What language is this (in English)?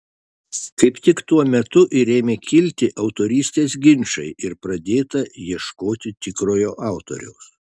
Lithuanian